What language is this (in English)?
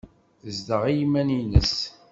Kabyle